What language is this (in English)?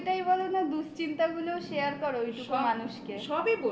Bangla